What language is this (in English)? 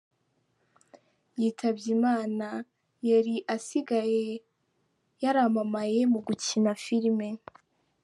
Kinyarwanda